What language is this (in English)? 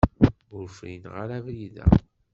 Kabyle